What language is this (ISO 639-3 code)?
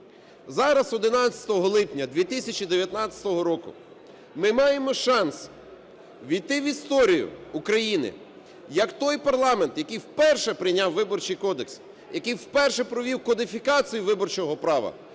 ukr